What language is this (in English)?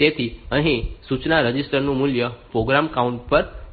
Gujarati